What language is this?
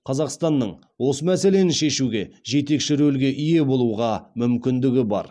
Kazakh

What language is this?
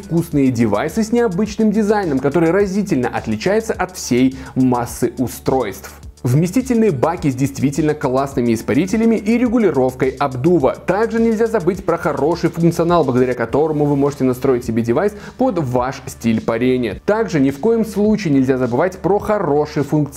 Russian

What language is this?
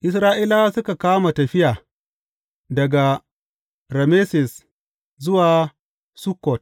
Hausa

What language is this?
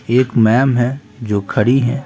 Hindi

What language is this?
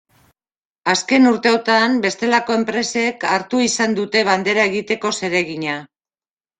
Basque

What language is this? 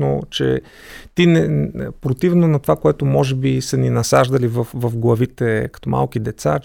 Bulgarian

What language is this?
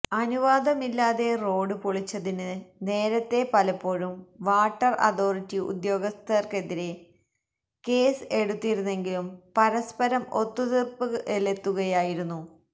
Malayalam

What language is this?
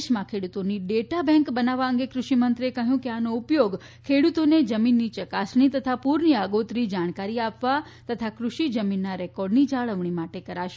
Gujarati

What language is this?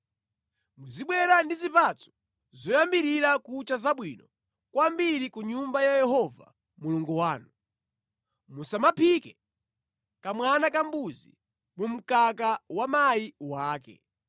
Nyanja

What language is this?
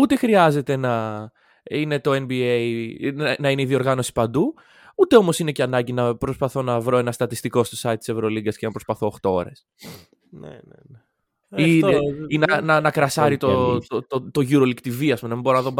Greek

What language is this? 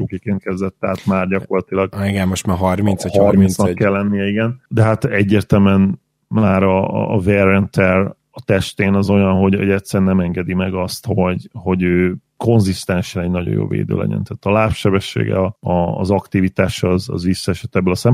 Hungarian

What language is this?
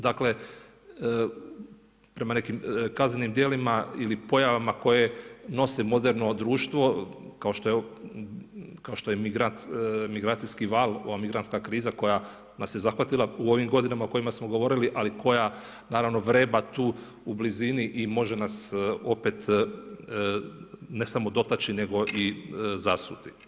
Croatian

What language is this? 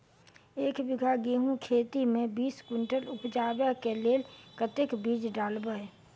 Maithili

